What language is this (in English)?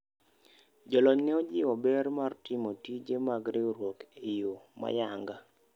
Luo (Kenya and Tanzania)